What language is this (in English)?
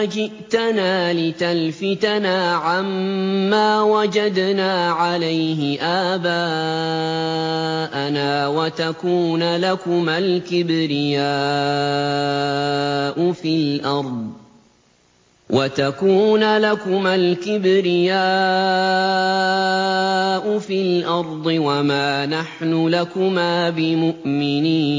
Arabic